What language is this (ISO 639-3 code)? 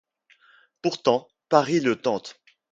fra